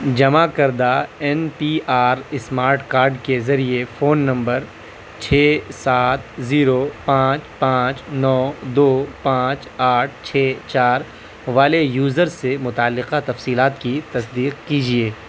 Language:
Urdu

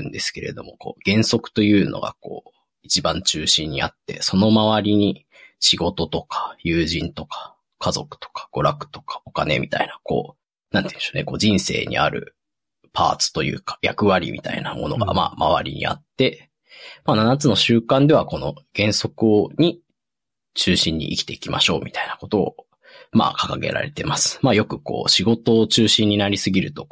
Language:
Japanese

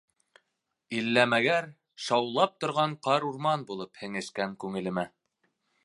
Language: Bashkir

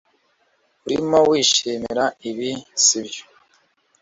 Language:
Kinyarwanda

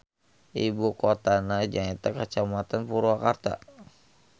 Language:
Sundanese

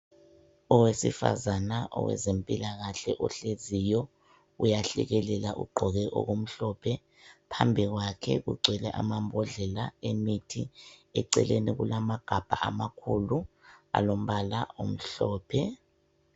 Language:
North Ndebele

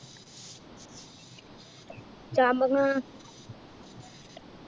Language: Malayalam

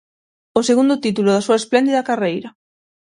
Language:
Galician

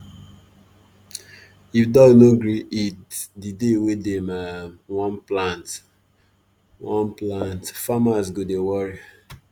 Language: Nigerian Pidgin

